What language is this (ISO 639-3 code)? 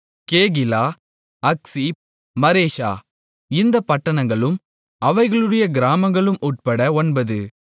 tam